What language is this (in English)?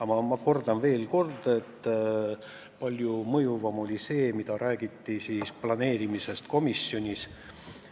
Estonian